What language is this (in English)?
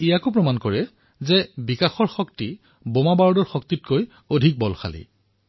Assamese